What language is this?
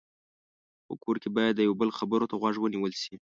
Pashto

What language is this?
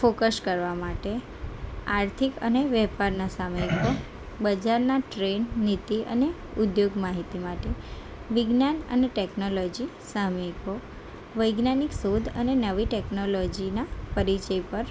Gujarati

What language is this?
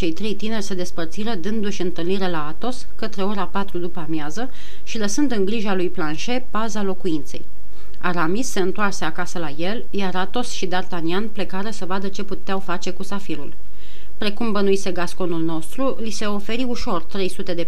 Romanian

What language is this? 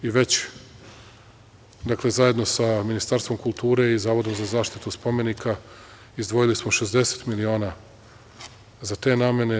Serbian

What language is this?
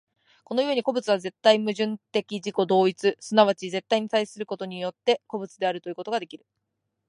Japanese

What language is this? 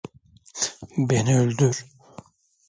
Turkish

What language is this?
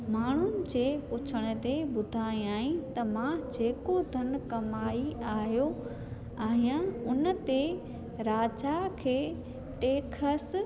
Sindhi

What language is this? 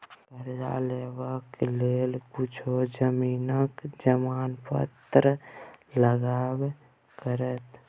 Maithili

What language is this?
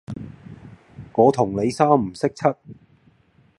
Cantonese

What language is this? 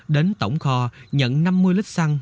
Vietnamese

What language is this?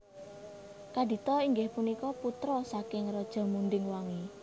Javanese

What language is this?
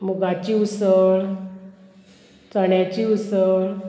Konkani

